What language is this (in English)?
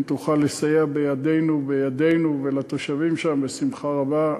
Hebrew